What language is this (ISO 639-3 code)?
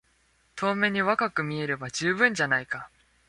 jpn